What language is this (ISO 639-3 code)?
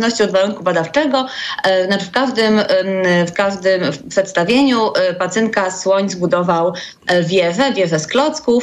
pol